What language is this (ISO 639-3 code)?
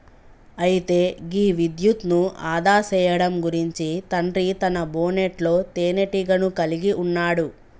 tel